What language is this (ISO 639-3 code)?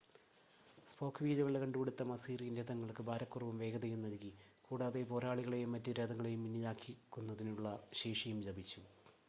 mal